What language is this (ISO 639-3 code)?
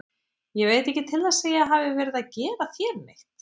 isl